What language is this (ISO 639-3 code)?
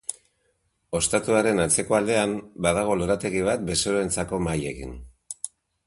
eus